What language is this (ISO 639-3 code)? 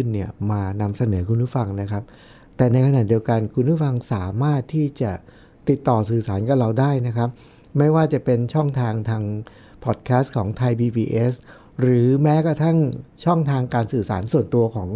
tha